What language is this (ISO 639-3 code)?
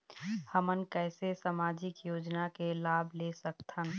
hne